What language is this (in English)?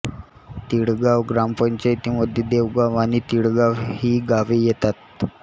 Marathi